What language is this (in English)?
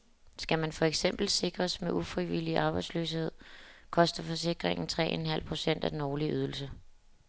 Danish